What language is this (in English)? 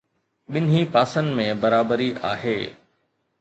Sindhi